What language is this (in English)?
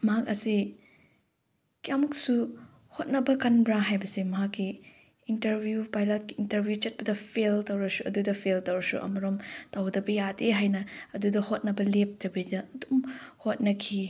Manipuri